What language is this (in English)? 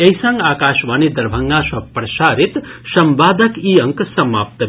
Maithili